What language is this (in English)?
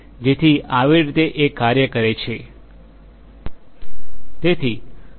Gujarati